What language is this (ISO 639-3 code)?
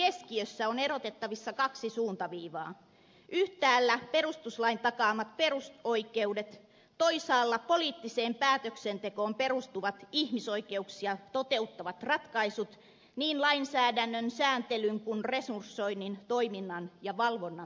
fin